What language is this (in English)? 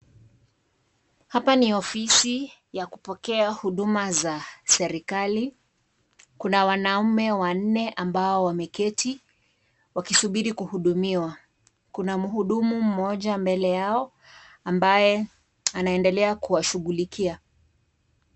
Swahili